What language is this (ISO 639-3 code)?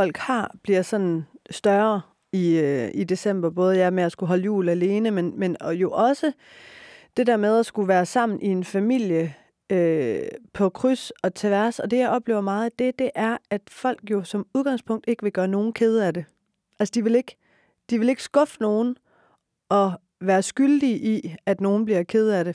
dan